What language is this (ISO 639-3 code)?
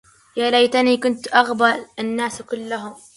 ara